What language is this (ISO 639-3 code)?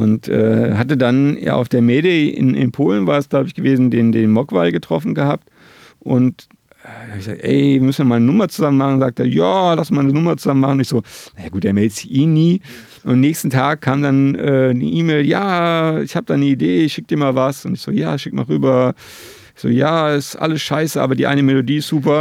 deu